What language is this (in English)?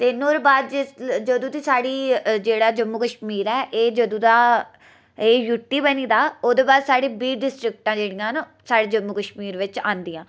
Dogri